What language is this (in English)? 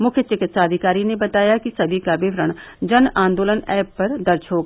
Hindi